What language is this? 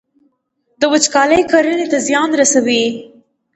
Pashto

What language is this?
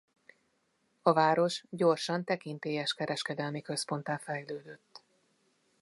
Hungarian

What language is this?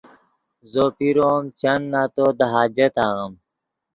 Yidgha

